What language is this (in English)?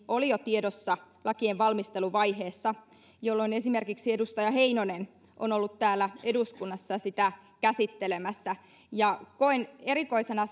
Finnish